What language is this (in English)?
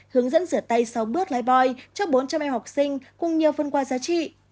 Vietnamese